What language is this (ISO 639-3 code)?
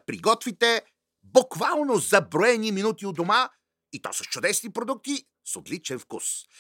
bul